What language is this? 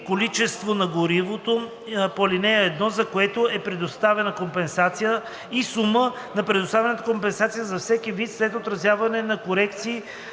Bulgarian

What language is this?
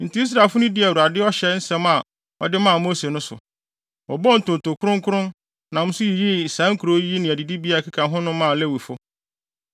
Akan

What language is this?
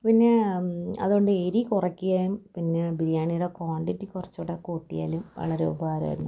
Malayalam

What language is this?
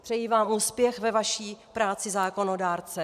Czech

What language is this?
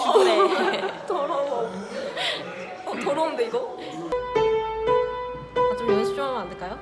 Korean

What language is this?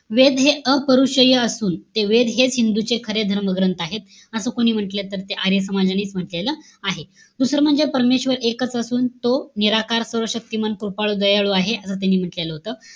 Marathi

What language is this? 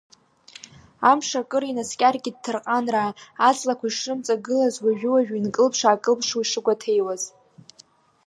Abkhazian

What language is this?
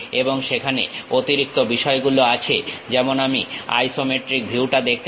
Bangla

